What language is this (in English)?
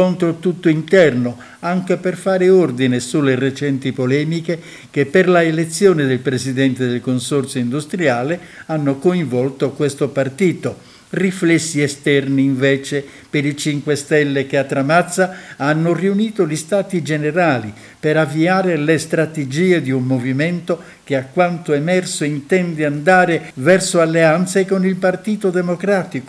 Italian